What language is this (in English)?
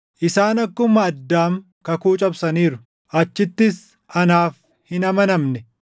Oromo